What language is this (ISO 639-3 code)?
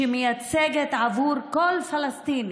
heb